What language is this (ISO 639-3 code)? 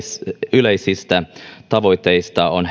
fin